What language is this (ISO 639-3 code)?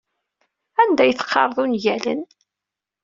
kab